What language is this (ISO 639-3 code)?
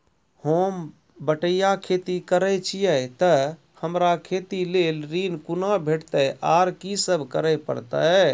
mai